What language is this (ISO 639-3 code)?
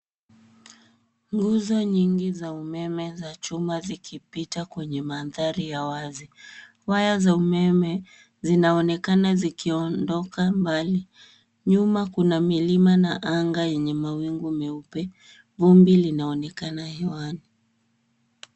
swa